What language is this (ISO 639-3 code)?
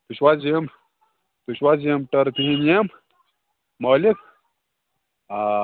kas